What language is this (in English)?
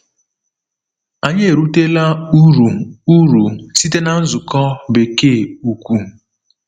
Igbo